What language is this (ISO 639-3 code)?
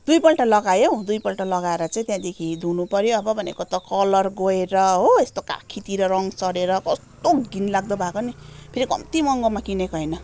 nep